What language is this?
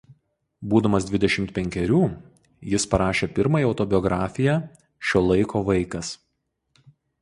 Lithuanian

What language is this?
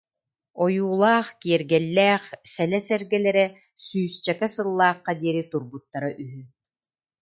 Yakut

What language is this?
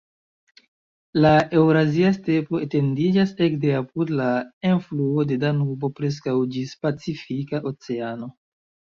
Esperanto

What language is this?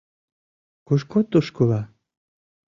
Mari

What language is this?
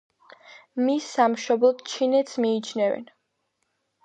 Georgian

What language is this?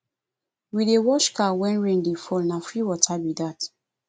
Nigerian Pidgin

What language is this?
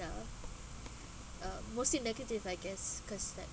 English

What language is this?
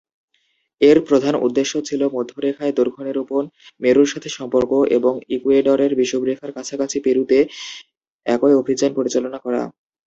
Bangla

